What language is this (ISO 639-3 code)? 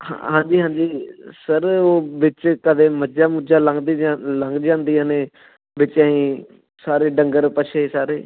pan